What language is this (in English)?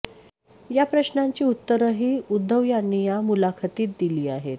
Marathi